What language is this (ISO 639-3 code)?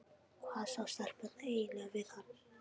isl